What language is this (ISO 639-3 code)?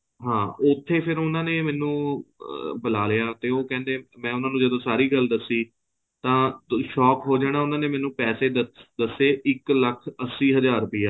pan